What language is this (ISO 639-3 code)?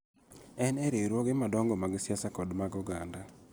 luo